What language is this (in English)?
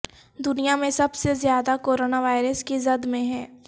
Urdu